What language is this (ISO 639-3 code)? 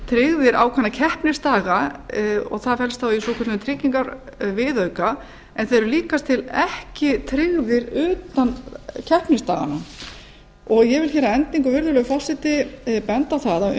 isl